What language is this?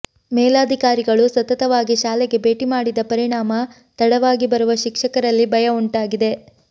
Kannada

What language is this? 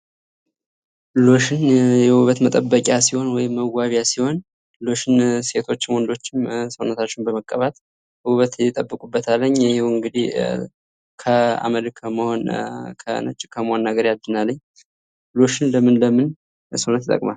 Amharic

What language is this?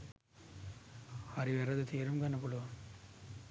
Sinhala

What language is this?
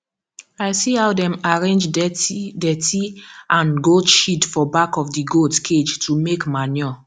Nigerian Pidgin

